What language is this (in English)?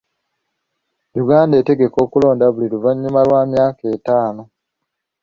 Ganda